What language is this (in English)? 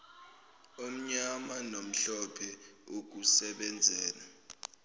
Zulu